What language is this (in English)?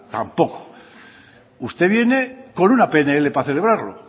Spanish